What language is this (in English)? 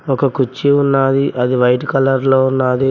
Telugu